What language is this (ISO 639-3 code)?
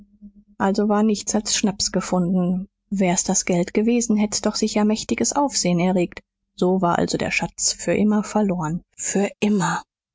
deu